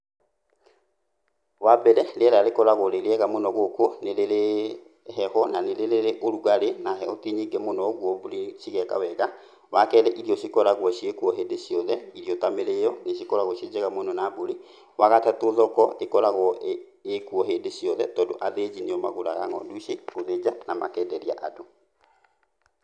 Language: Kikuyu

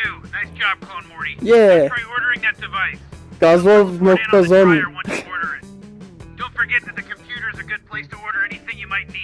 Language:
Turkish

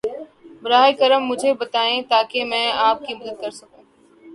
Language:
Urdu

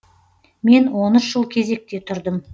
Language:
Kazakh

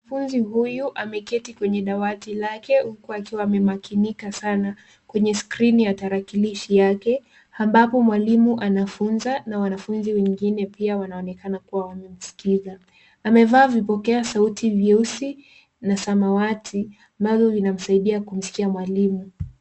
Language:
Swahili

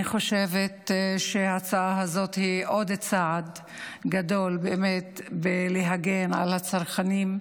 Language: Hebrew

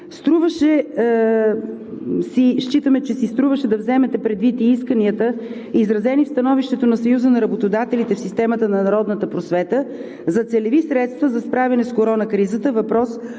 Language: Bulgarian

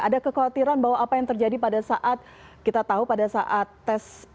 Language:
Indonesian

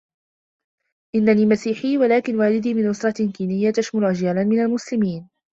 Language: Arabic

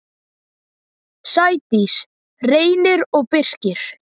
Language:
Icelandic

